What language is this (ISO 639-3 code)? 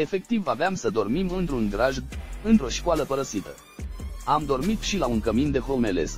ron